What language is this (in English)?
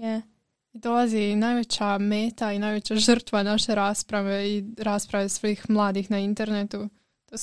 Croatian